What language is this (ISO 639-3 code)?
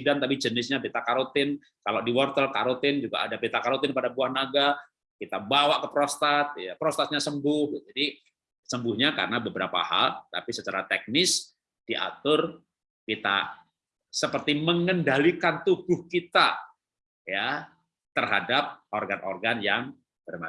ind